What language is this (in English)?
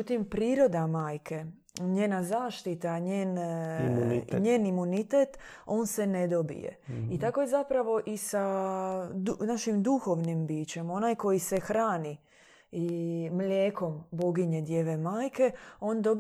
Croatian